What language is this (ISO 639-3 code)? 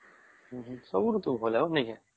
ori